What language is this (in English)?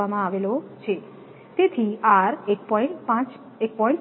Gujarati